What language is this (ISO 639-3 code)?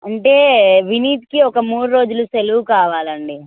tel